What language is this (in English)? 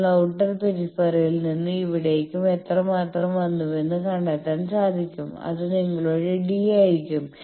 Malayalam